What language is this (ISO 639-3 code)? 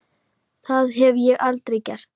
isl